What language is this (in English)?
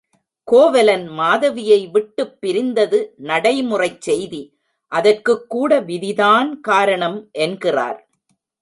Tamil